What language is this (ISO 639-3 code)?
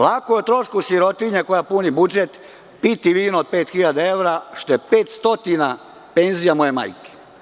srp